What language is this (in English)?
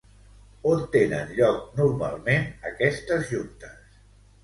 Catalan